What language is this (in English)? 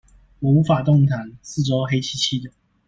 Chinese